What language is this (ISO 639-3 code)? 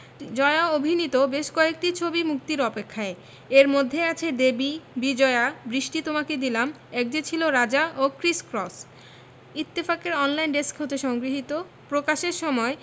ben